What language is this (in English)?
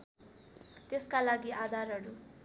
Nepali